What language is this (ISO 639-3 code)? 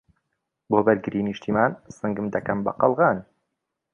ckb